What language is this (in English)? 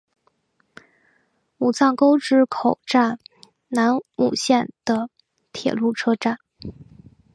Chinese